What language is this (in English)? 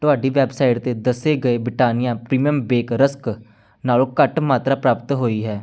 Punjabi